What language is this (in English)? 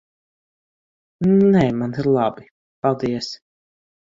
Latvian